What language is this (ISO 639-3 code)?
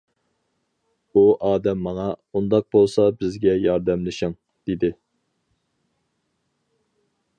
uig